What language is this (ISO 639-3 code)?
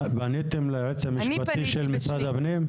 heb